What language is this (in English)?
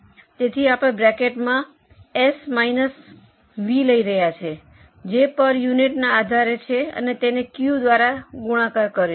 Gujarati